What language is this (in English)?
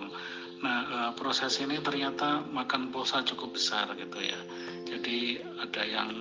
Indonesian